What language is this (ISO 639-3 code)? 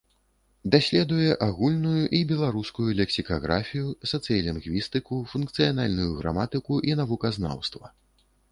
bel